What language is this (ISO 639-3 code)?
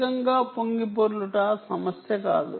tel